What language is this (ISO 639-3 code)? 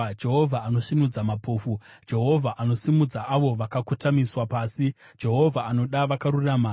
sna